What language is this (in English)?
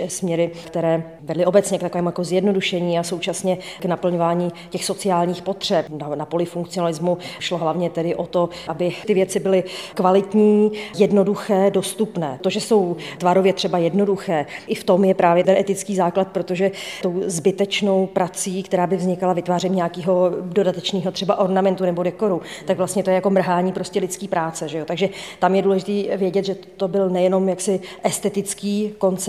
Czech